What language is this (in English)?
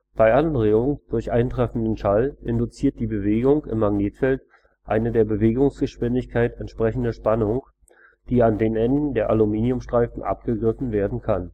German